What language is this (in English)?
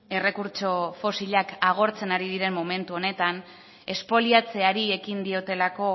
Basque